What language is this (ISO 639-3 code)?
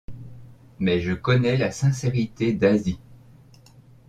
fra